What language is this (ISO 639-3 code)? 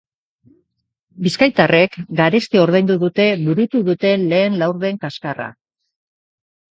eus